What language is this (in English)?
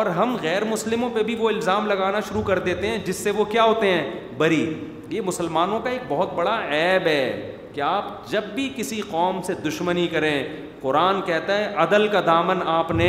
Urdu